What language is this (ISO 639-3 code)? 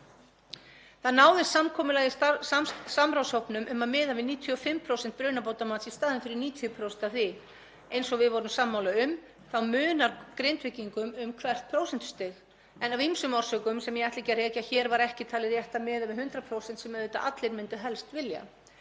isl